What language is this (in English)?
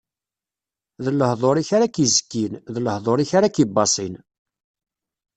Kabyle